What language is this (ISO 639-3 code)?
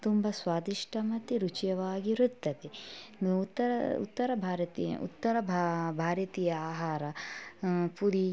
kan